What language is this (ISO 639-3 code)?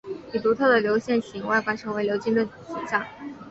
zho